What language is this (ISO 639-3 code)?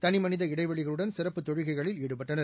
tam